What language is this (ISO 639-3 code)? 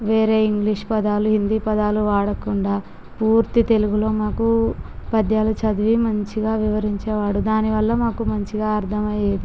tel